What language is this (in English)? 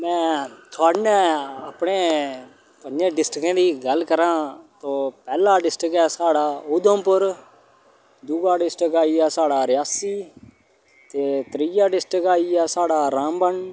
Dogri